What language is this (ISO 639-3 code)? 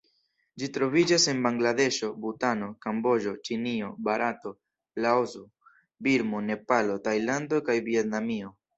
epo